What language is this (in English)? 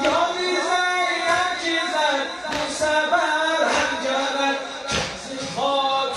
Arabic